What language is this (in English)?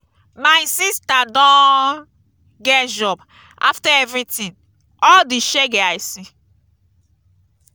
Nigerian Pidgin